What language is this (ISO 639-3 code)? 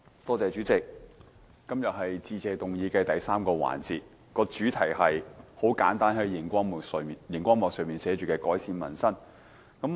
yue